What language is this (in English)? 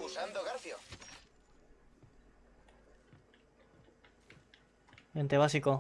Spanish